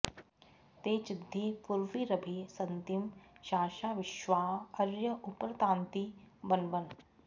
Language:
Sanskrit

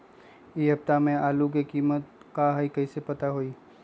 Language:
Magahi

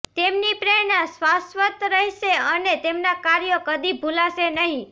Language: Gujarati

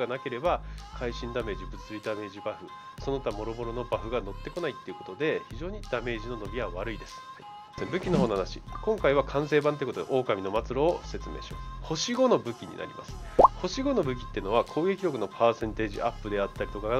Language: Japanese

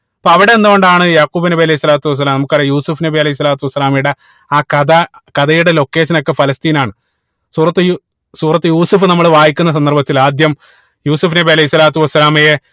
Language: Malayalam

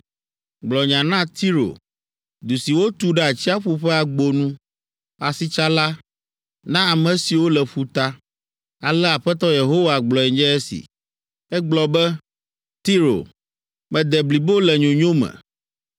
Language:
Ewe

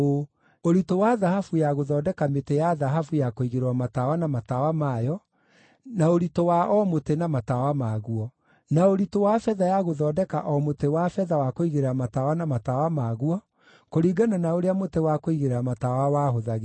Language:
Kikuyu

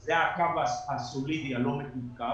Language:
Hebrew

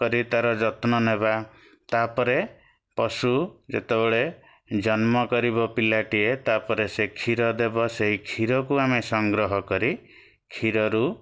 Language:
Odia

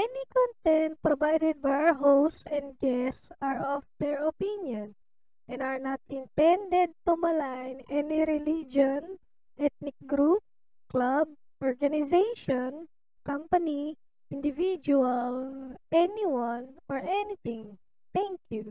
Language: Filipino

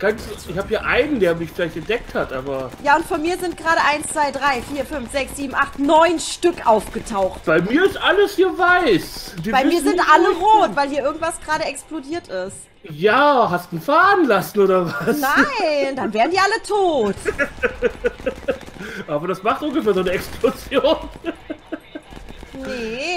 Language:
German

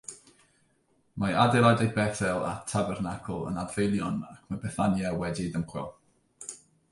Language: Welsh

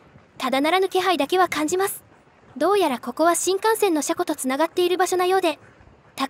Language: Japanese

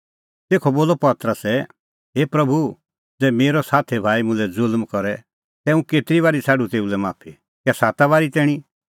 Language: Kullu Pahari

